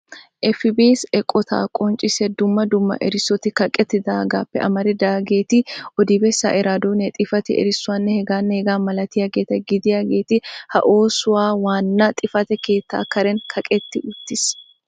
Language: Wolaytta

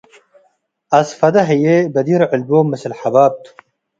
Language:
Tigre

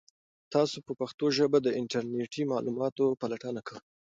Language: Pashto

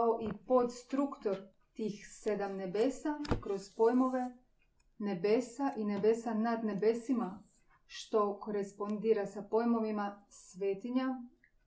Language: Croatian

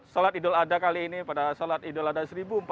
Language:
Indonesian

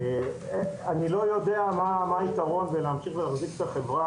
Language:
Hebrew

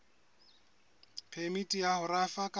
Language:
Southern Sotho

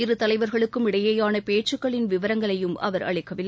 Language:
Tamil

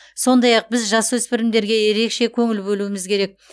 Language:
Kazakh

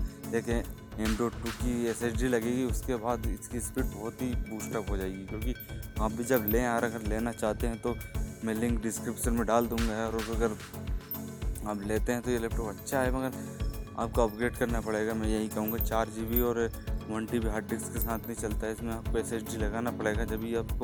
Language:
Hindi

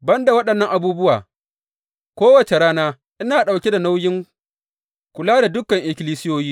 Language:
Hausa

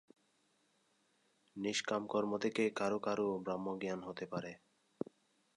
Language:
Bangla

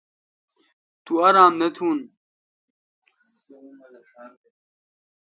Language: Kalkoti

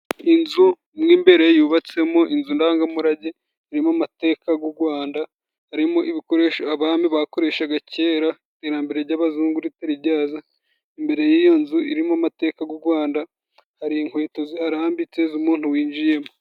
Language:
Kinyarwanda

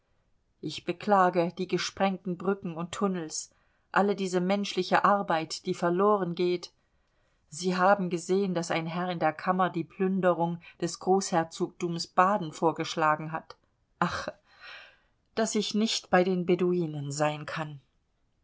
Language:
German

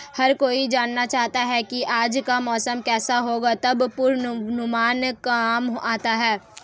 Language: Hindi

